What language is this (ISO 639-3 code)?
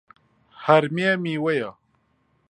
ckb